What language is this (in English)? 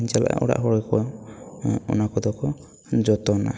Santali